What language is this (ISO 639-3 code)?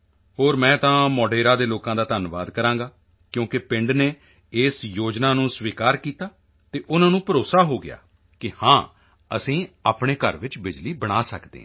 pan